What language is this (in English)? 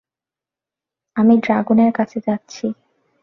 Bangla